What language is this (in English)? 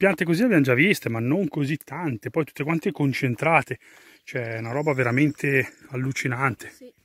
Italian